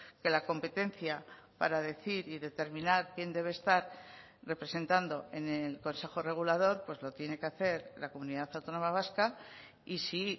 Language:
Spanish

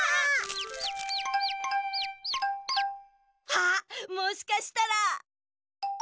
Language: Japanese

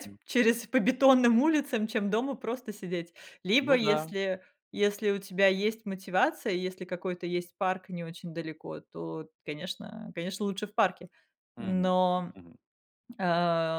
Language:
Russian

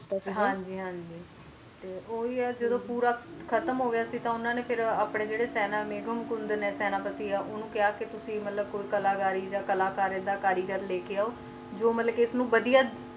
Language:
Punjabi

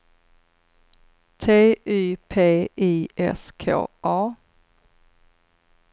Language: Swedish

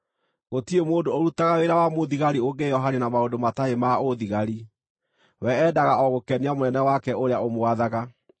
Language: Kikuyu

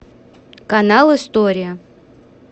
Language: Russian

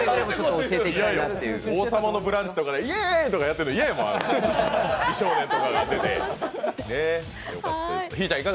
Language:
Japanese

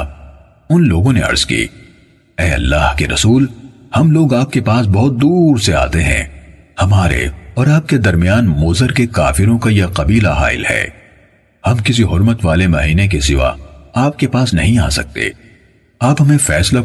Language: Urdu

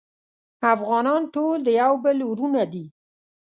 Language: Pashto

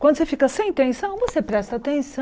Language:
Portuguese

